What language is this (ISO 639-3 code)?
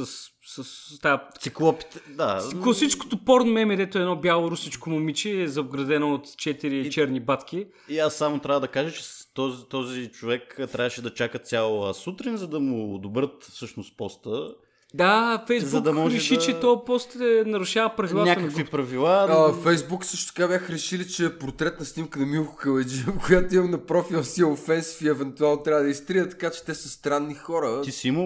bul